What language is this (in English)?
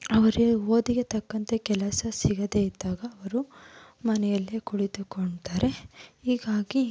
Kannada